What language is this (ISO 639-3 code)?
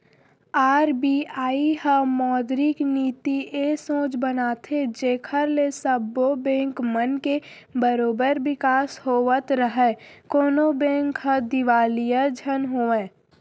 hne